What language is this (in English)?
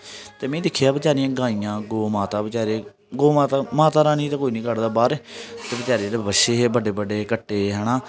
Dogri